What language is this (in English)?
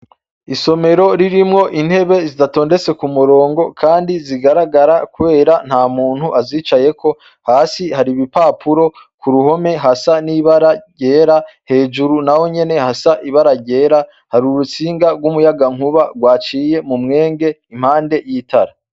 Rundi